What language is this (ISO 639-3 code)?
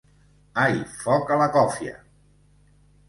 cat